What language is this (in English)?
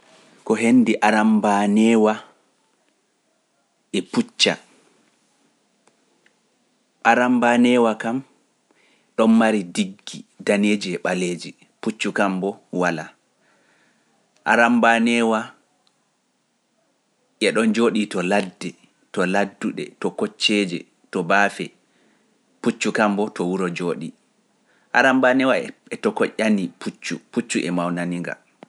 Pular